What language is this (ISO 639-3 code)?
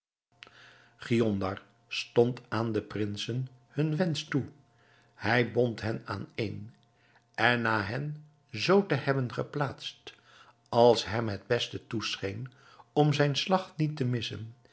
nld